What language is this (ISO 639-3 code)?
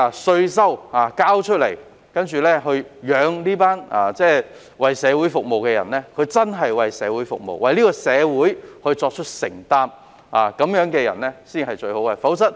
yue